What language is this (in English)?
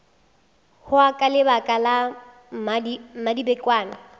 Northern Sotho